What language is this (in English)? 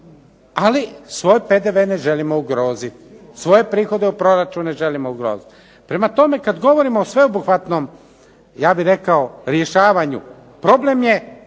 Croatian